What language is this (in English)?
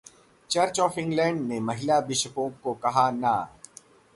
Hindi